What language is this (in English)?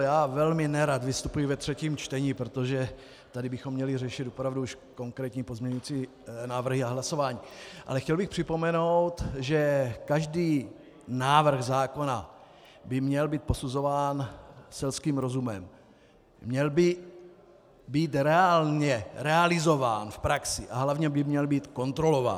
Czech